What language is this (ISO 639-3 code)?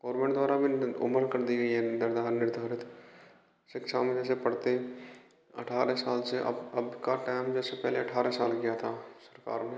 hin